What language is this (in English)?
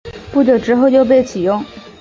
Chinese